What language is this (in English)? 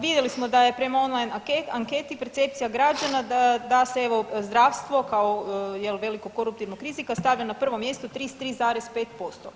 Croatian